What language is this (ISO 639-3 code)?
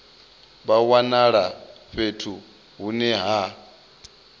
ven